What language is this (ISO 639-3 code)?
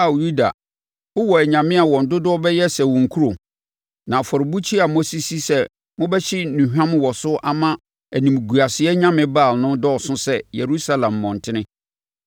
aka